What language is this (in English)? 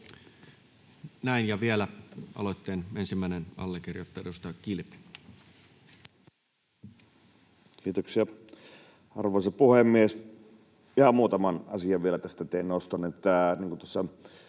Finnish